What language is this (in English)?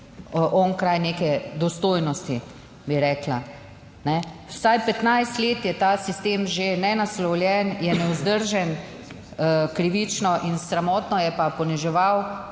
Slovenian